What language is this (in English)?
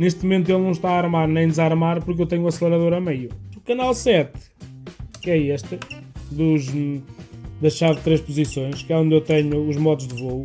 Portuguese